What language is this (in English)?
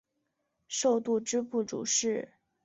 Chinese